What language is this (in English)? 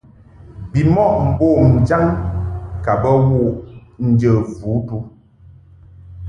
Mungaka